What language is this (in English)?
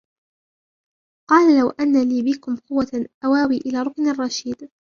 Arabic